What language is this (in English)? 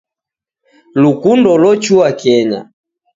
Taita